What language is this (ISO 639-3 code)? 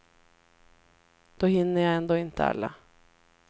swe